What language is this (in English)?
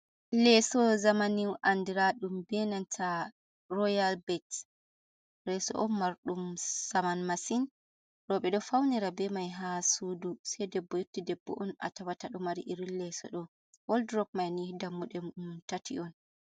Fula